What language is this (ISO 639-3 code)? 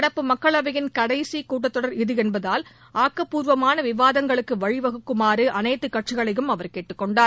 tam